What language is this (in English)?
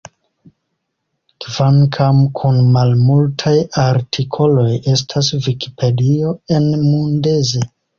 Esperanto